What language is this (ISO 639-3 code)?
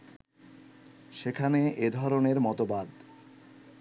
ben